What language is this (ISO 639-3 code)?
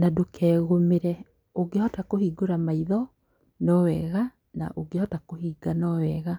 kik